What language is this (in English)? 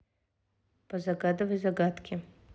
Russian